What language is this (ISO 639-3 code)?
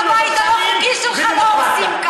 heb